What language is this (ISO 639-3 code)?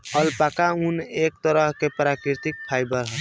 bho